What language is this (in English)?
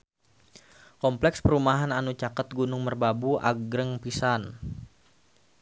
Sundanese